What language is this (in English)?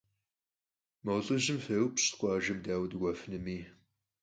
Kabardian